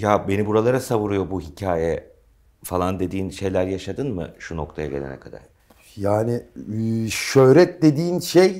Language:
Turkish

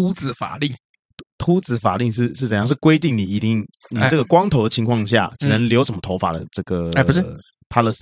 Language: Chinese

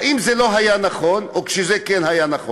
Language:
Hebrew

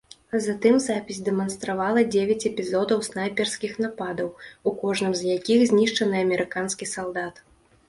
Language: Belarusian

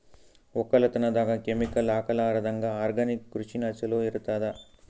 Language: Kannada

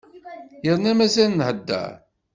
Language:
Kabyle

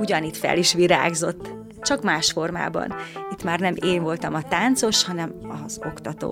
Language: Hungarian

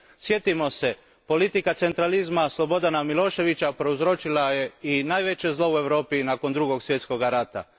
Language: Croatian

